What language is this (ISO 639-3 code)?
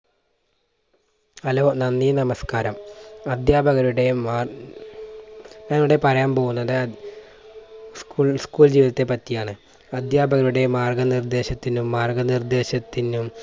mal